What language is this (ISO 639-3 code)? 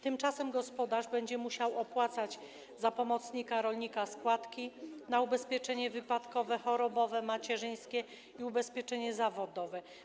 pol